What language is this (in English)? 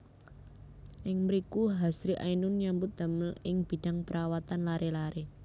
Javanese